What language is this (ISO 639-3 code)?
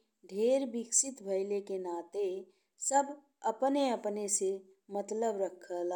bho